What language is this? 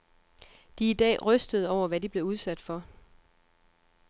Danish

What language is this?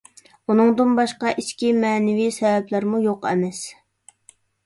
Uyghur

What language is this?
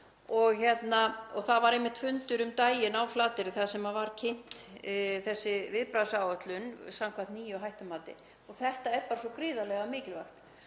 Icelandic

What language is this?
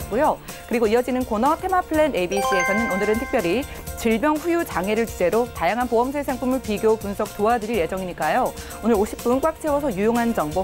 Korean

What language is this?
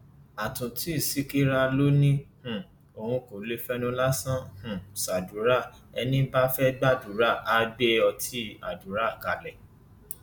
Yoruba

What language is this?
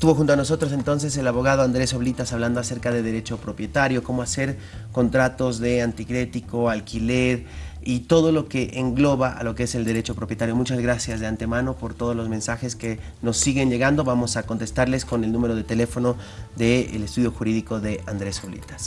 Spanish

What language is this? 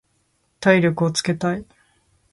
Japanese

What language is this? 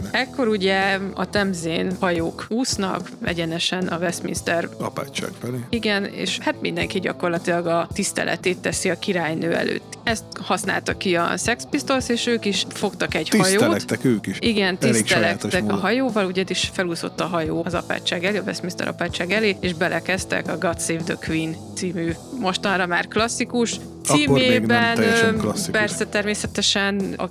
Hungarian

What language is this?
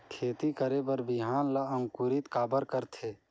Chhattisgarhi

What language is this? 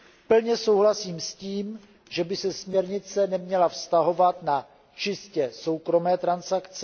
Czech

